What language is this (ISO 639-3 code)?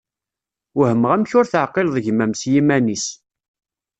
kab